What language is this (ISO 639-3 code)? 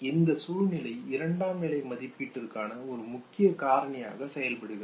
tam